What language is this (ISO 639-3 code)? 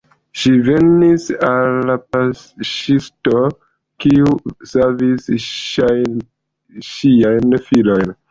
epo